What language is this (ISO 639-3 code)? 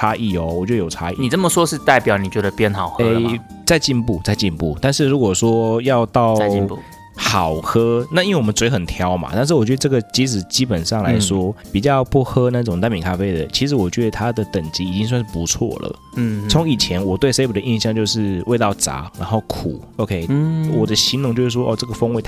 zho